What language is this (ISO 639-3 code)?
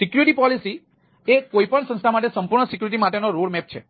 guj